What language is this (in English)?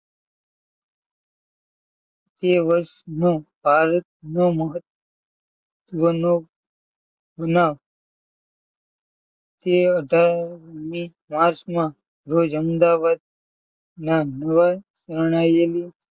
Gujarati